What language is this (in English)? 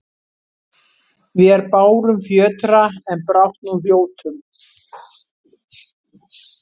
Icelandic